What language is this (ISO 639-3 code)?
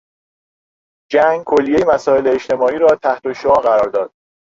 fas